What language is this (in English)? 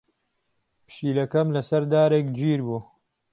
Central Kurdish